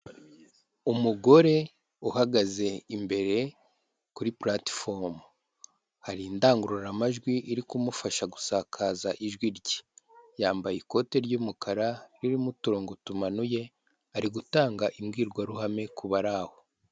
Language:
Kinyarwanda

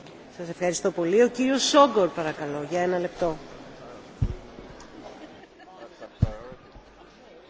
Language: Hungarian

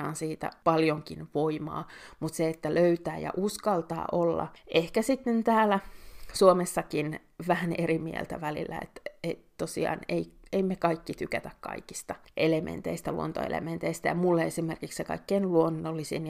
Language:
Finnish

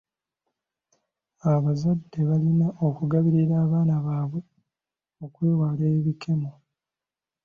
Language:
Ganda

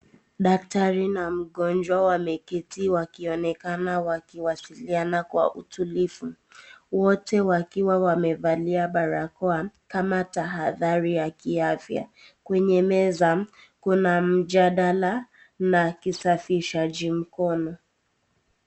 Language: Swahili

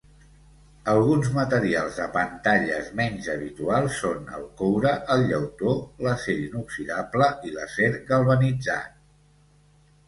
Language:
Catalan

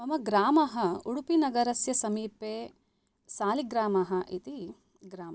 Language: Sanskrit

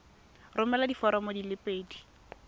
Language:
Tswana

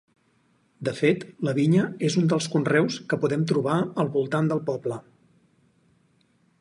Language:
Catalan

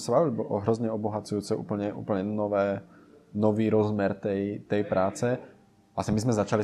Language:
Czech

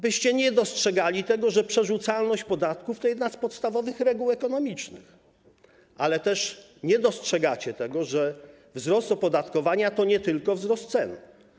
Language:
Polish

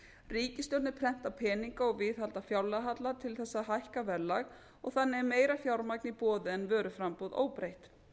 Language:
Icelandic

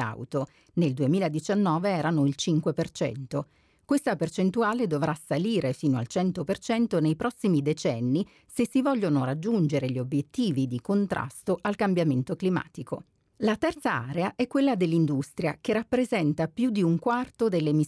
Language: Italian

